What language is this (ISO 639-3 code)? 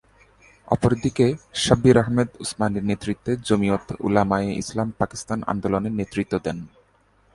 ben